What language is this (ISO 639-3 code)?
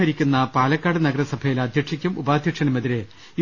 mal